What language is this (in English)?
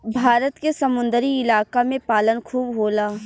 Bhojpuri